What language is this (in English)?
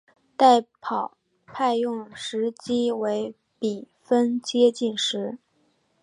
Chinese